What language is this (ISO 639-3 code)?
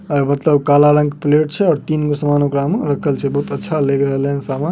mag